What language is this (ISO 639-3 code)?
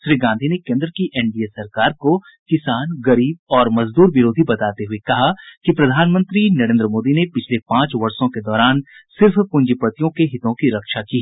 hin